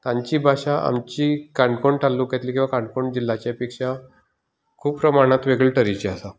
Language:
Konkani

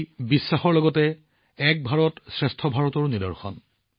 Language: Assamese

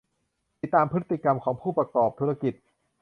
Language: Thai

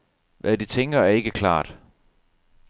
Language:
Danish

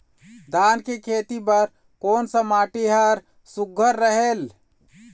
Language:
Chhattisgarhi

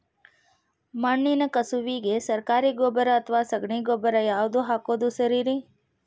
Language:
Kannada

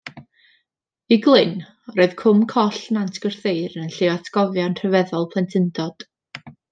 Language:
Welsh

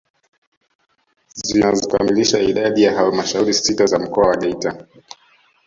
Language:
Swahili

